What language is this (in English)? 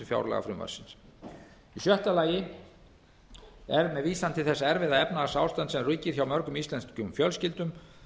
Icelandic